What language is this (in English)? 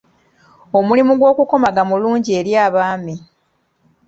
Ganda